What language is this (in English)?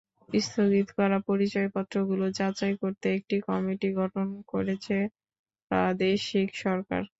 Bangla